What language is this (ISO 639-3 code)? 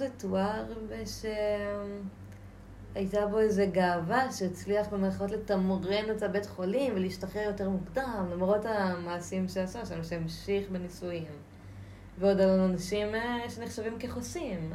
heb